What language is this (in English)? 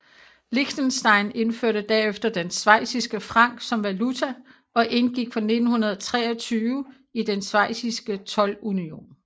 Danish